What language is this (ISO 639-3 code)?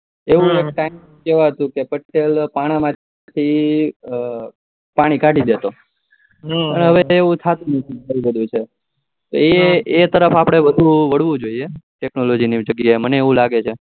guj